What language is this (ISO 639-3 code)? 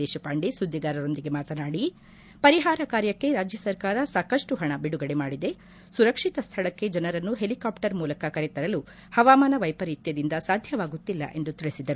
kan